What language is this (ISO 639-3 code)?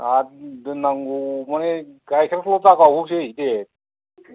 brx